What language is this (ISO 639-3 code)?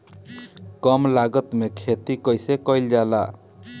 bho